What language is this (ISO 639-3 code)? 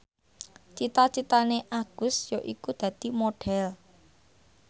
jav